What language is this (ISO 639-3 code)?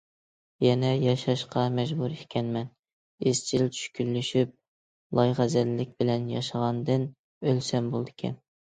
uig